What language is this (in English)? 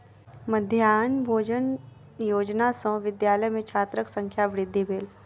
Maithili